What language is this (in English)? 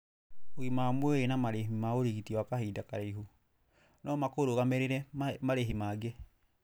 Kikuyu